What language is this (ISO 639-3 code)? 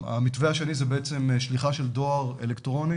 heb